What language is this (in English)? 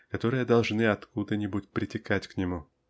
Russian